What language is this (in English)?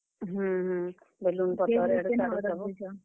Odia